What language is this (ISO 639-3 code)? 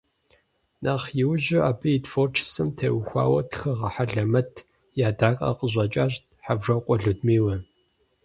kbd